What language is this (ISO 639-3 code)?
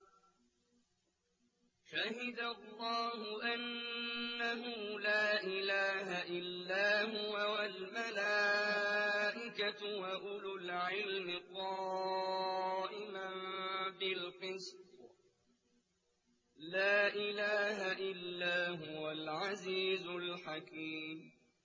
ara